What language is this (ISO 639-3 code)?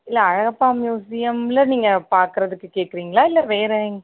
tam